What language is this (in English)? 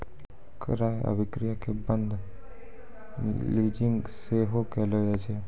Maithili